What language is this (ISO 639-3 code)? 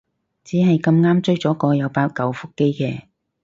yue